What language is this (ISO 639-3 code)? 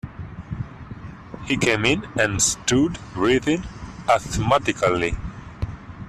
eng